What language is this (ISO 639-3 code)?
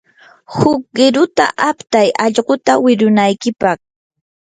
qur